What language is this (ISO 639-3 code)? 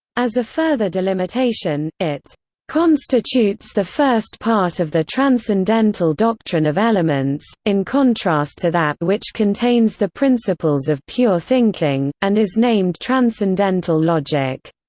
eng